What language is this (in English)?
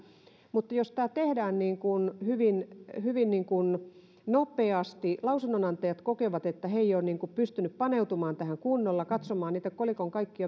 Finnish